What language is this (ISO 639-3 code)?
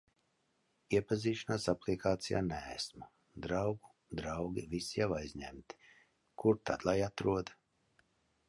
lav